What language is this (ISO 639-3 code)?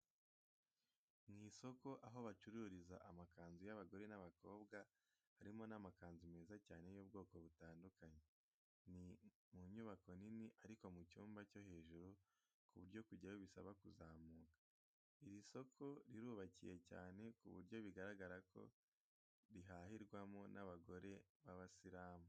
kin